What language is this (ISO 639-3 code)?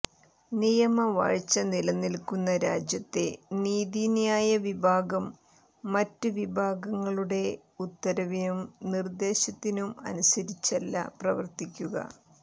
mal